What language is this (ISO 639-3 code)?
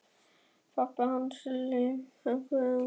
isl